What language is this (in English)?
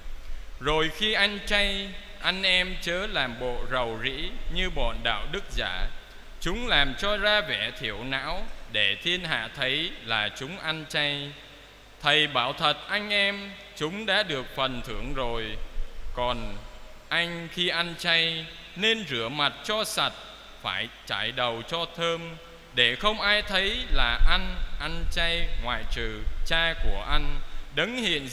Vietnamese